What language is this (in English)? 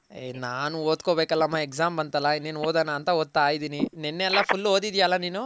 Kannada